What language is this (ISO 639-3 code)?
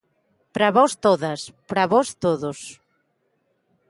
glg